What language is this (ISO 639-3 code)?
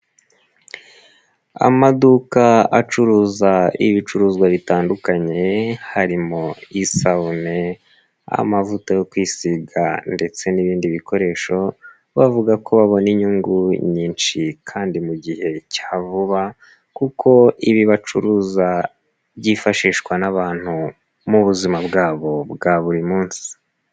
kin